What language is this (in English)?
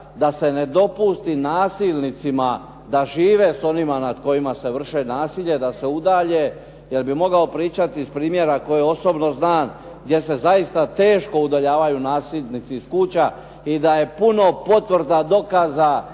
Croatian